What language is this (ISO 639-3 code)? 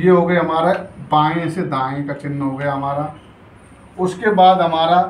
hin